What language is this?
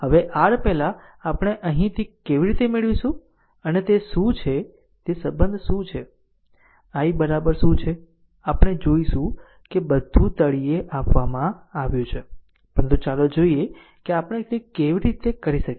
Gujarati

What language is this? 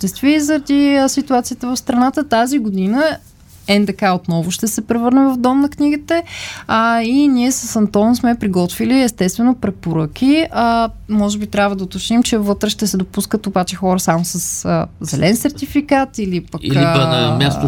Bulgarian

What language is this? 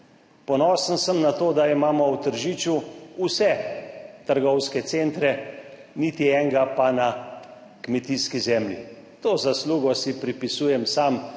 Slovenian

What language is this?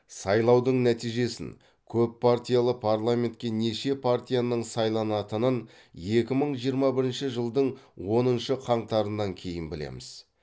Kazakh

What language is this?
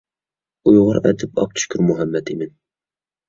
Uyghur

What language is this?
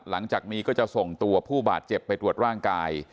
Thai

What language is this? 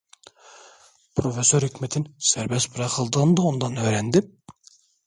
Turkish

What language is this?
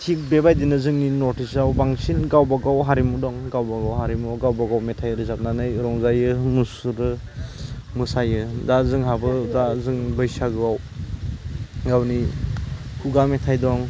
Bodo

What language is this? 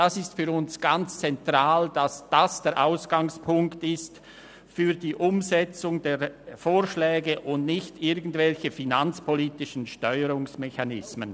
Swiss German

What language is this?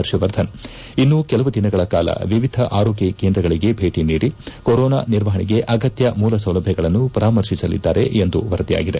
Kannada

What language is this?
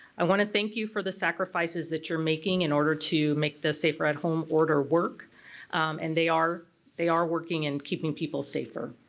English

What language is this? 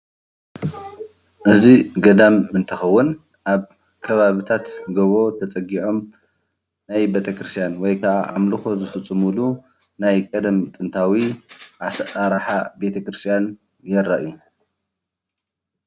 Tigrinya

